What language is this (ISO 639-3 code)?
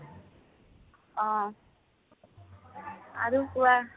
asm